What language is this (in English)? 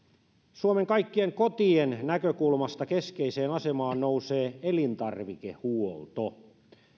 Finnish